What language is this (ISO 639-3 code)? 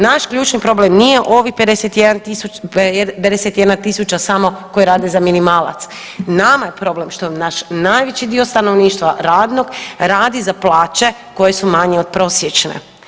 hrv